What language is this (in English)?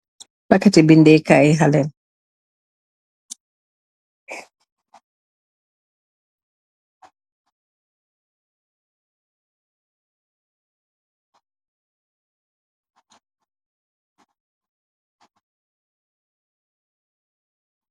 Wolof